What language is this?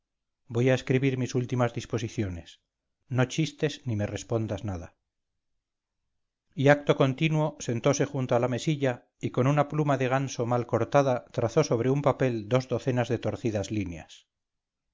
Spanish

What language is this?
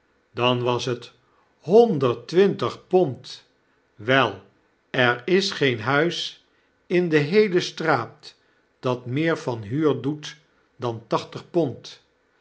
Dutch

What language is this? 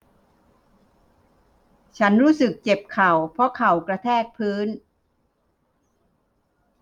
Thai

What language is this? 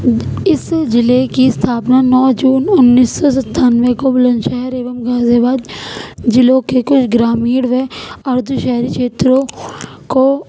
Urdu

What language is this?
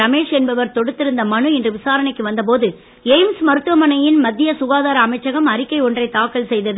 Tamil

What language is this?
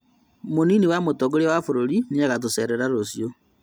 Kikuyu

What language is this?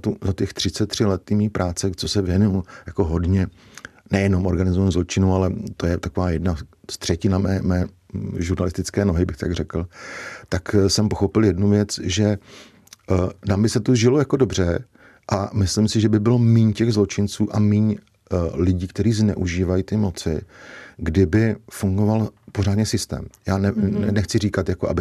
Czech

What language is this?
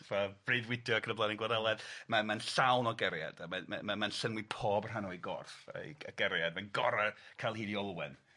Welsh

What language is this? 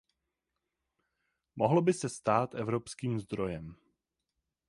Czech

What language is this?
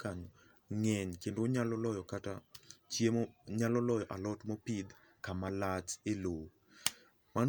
Luo (Kenya and Tanzania)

